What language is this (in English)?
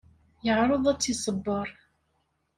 Kabyle